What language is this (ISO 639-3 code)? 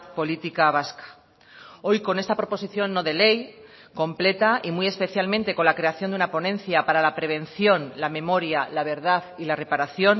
spa